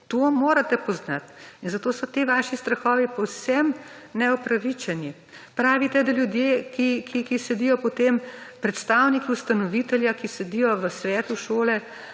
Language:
Slovenian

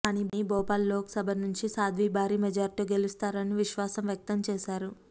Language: Telugu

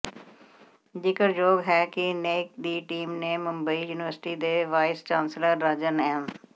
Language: Punjabi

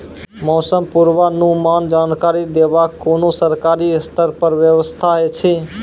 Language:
Maithili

